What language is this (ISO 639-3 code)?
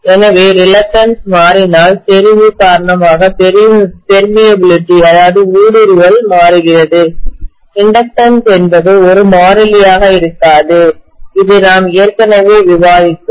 tam